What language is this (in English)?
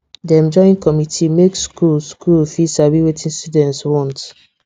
Nigerian Pidgin